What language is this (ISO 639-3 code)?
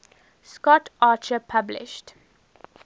eng